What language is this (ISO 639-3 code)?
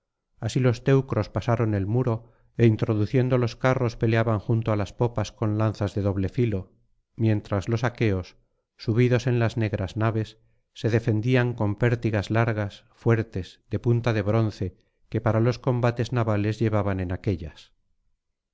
spa